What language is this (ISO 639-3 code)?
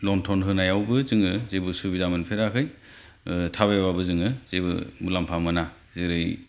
brx